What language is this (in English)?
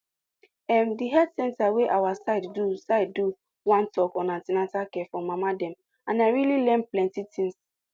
Nigerian Pidgin